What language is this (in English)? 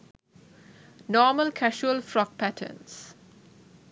Sinhala